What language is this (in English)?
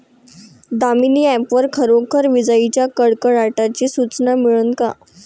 Marathi